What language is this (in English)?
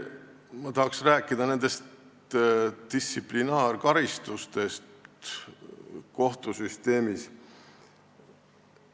Estonian